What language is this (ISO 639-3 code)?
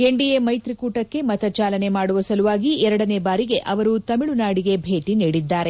kan